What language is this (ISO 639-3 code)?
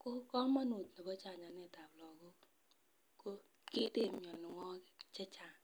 kln